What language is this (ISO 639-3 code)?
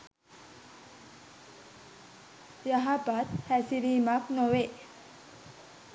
sin